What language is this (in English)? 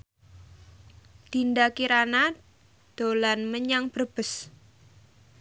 Javanese